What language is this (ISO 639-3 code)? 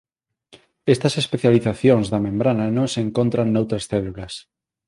glg